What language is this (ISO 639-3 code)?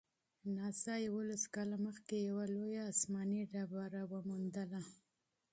pus